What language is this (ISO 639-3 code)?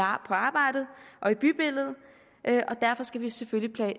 dan